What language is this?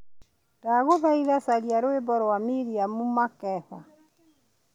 Kikuyu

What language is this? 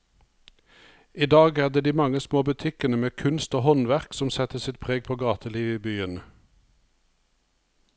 Norwegian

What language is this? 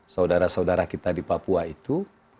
Indonesian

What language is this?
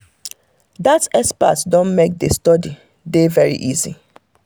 Nigerian Pidgin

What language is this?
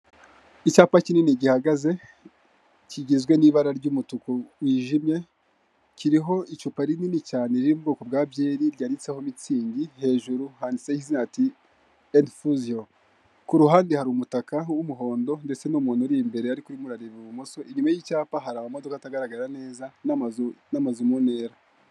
Kinyarwanda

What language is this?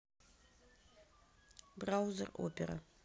Russian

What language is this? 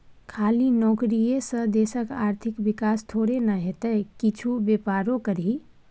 Maithili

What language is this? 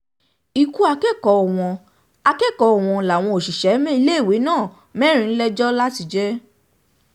Yoruba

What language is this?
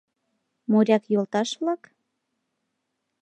Mari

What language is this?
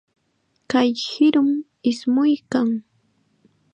Chiquián Ancash Quechua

